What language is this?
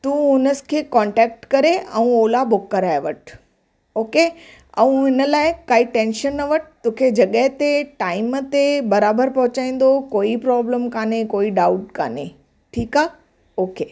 Sindhi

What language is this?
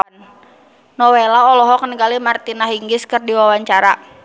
Sundanese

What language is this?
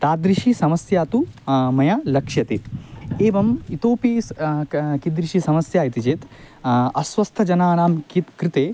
Sanskrit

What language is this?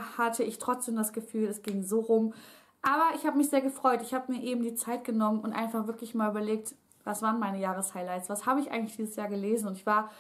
German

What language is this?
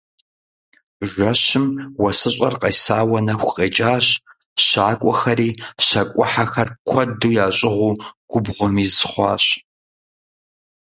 Kabardian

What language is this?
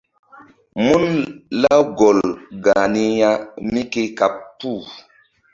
Mbum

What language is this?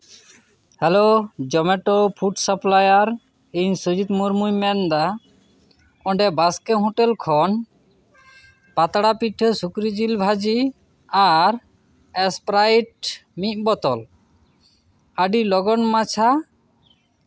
Santali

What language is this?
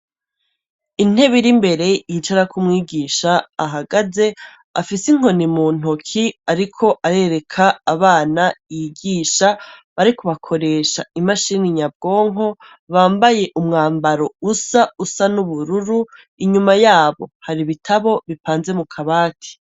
Rundi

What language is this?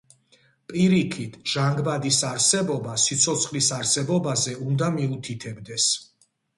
Georgian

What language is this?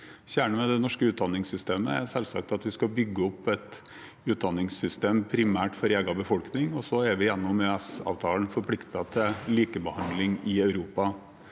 Norwegian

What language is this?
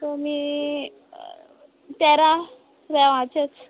Konkani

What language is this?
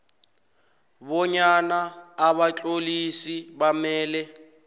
South Ndebele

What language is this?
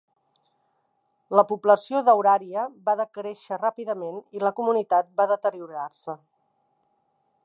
Catalan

